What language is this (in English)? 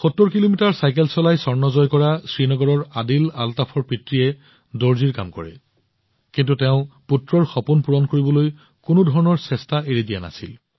Assamese